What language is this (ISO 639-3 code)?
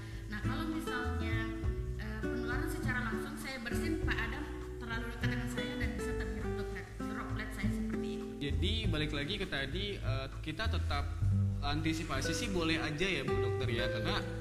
ind